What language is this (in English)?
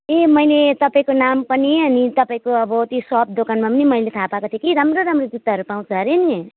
Nepali